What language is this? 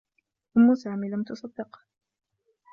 Arabic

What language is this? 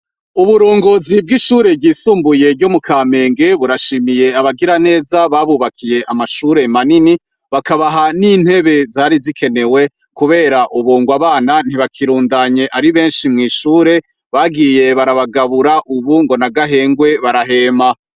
Rundi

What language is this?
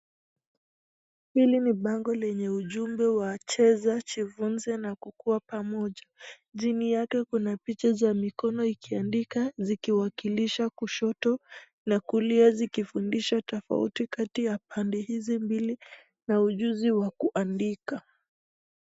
Swahili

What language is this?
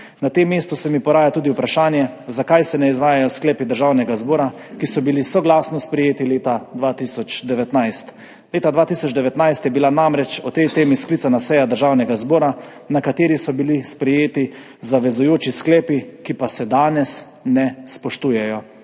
Slovenian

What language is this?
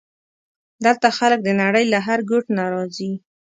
Pashto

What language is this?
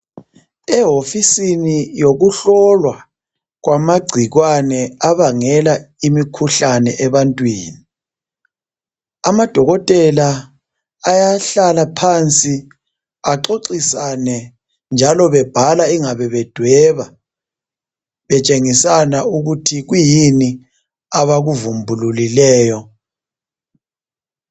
North Ndebele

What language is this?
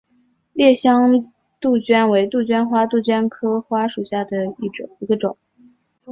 Chinese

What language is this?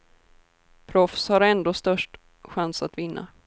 Swedish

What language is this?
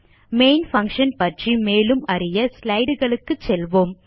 Tamil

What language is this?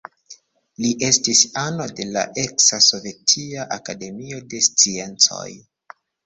Esperanto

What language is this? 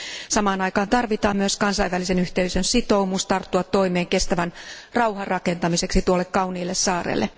Finnish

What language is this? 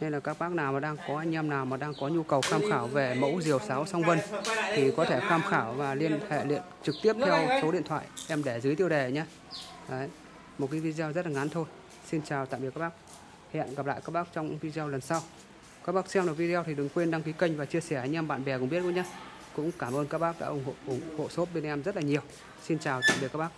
Vietnamese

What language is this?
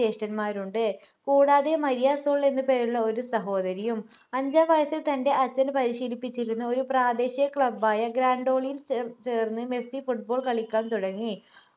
Malayalam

